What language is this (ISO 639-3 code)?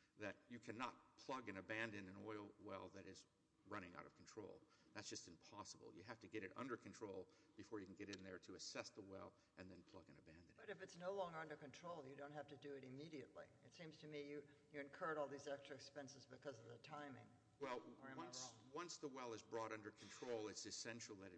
eng